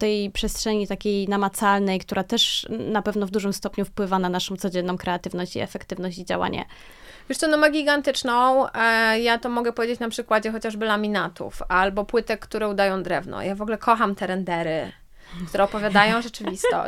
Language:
Polish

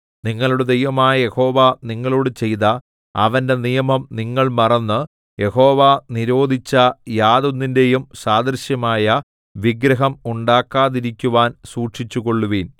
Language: Malayalam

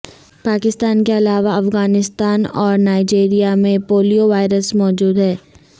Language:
Urdu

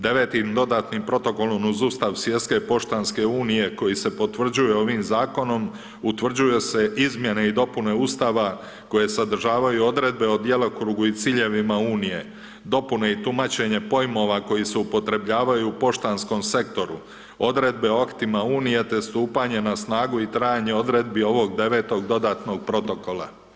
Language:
Croatian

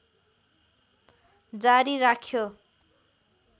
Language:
Nepali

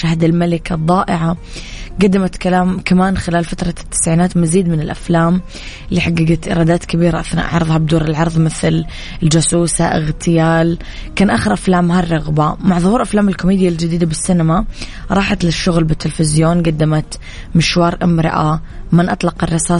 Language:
Arabic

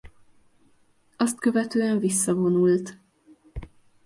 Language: Hungarian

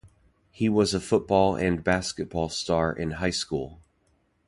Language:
English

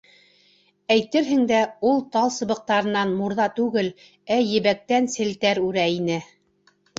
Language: Bashkir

